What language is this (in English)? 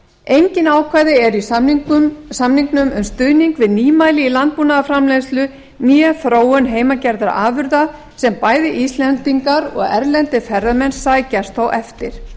Icelandic